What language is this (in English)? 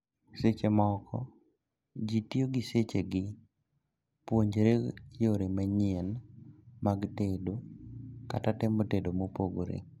Luo (Kenya and Tanzania)